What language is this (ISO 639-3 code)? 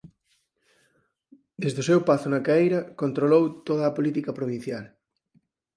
glg